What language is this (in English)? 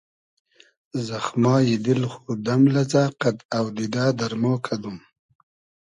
Hazaragi